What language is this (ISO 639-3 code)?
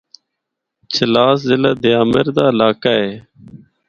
hno